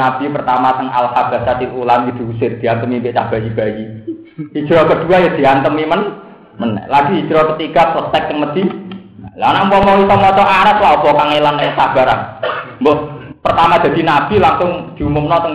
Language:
Indonesian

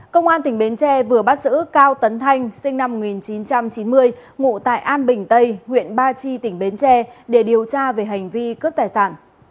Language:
Vietnamese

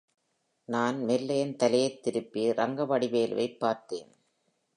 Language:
Tamil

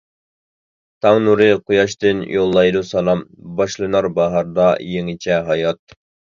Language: Uyghur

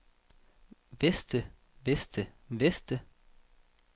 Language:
Danish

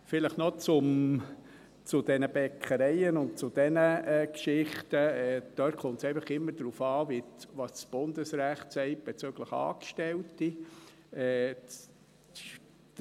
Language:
Swiss German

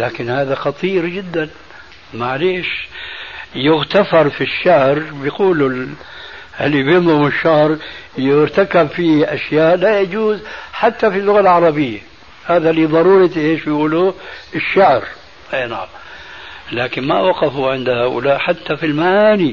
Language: Arabic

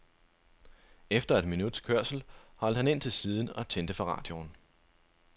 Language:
Danish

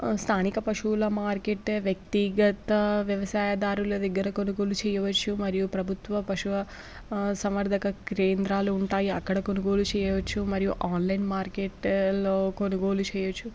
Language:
Telugu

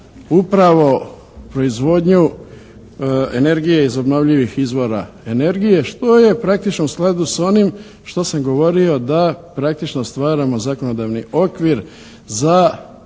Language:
Croatian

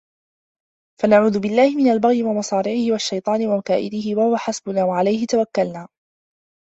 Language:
Arabic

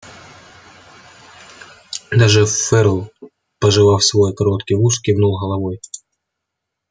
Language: Russian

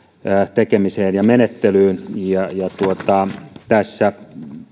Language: Finnish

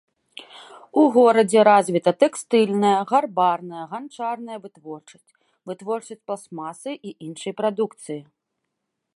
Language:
Belarusian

